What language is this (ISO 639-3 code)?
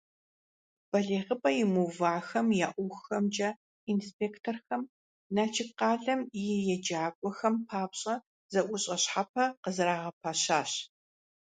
kbd